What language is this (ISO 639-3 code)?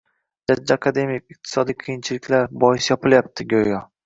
uzb